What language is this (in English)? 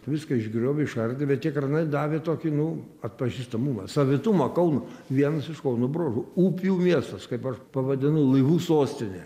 Lithuanian